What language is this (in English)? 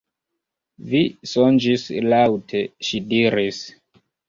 Esperanto